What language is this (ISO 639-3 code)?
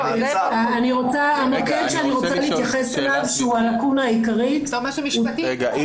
heb